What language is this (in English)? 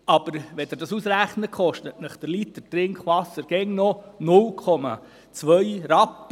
Swiss German